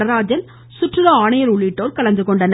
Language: Tamil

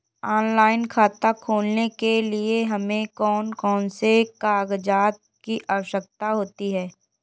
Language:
Hindi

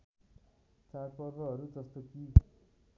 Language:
Nepali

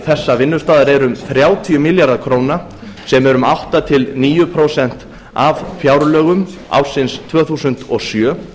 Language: Icelandic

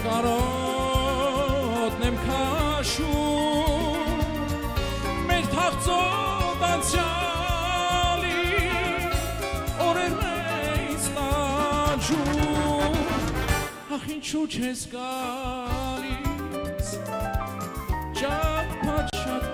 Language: Turkish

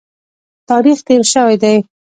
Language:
Pashto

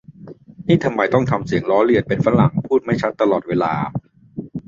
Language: Thai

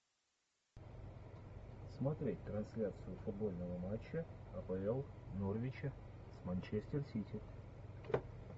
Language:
Russian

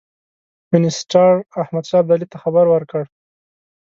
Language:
Pashto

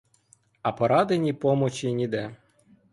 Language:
Ukrainian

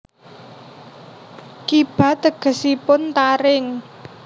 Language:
Javanese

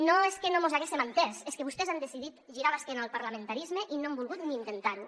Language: Catalan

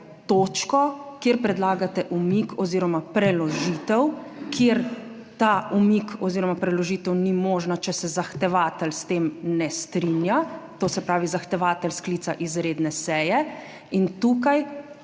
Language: Slovenian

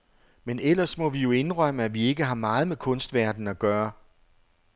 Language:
Danish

